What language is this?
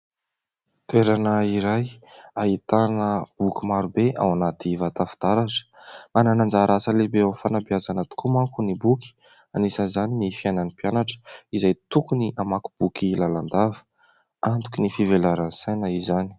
Malagasy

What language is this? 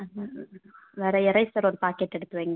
Tamil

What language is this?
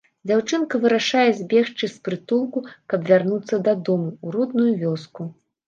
Belarusian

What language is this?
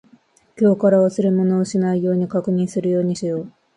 Japanese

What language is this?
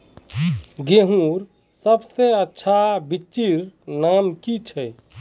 Magahi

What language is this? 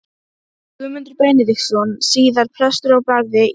Icelandic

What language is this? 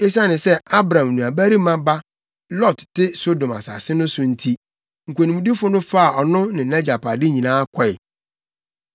Akan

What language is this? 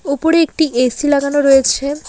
Bangla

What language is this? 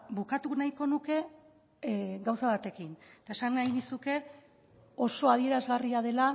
Basque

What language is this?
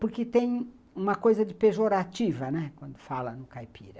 Portuguese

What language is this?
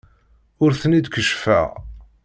Kabyle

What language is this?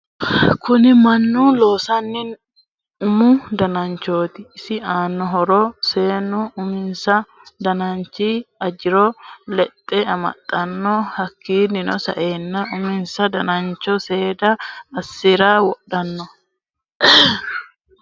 Sidamo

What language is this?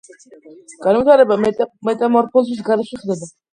Georgian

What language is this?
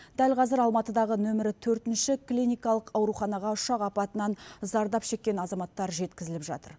Kazakh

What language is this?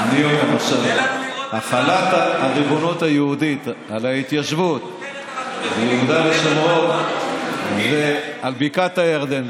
Hebrew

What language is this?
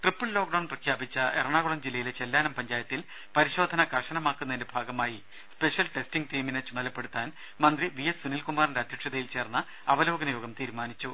Malayalam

